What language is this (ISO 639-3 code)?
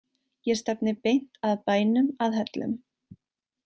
isl